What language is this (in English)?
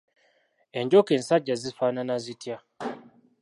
Ganda